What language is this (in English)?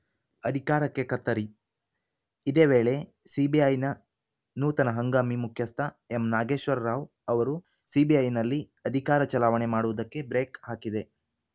Kannada